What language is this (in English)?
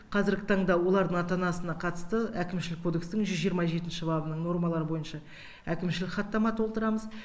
Kazakh